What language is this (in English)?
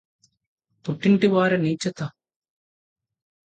Telugu